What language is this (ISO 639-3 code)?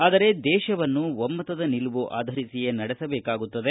kan